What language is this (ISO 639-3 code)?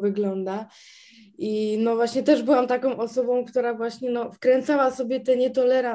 pol